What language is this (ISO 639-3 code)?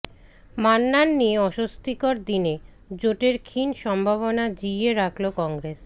ben